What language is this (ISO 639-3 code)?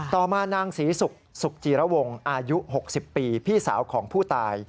tha